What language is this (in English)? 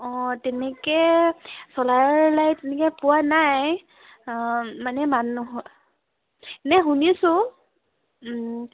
Assamese